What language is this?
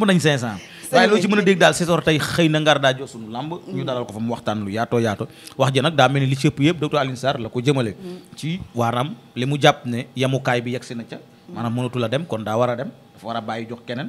Turkish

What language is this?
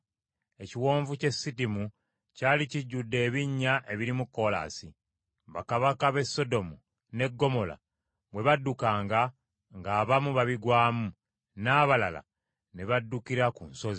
Ganda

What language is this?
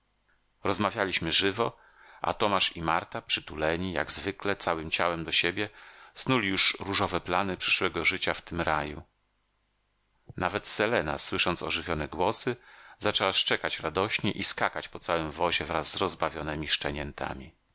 Polish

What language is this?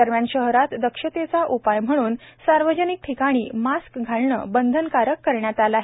Marathi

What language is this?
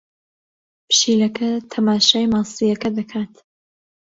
Central Kurdish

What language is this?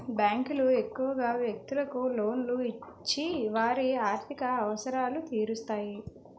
Telugu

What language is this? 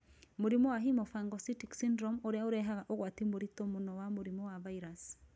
Kikuyu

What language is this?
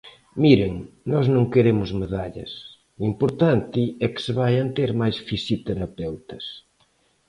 Galician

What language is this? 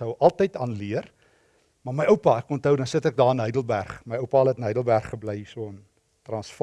Dutch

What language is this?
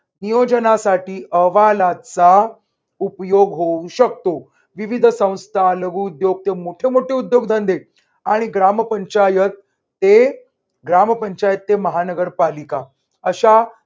Marathi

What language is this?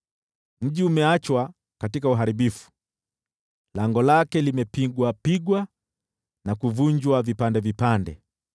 Swahili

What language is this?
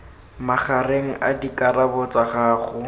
Tswana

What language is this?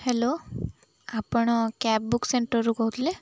Odia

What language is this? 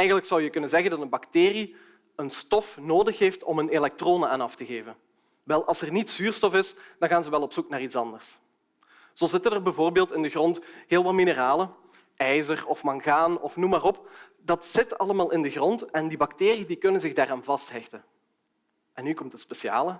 Dutch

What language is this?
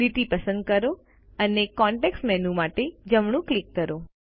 Gujarati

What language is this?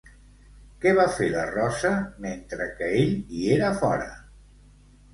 Catalan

